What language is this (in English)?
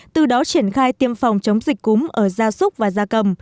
Vietnamese